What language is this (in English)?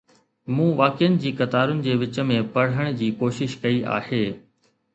Sindhi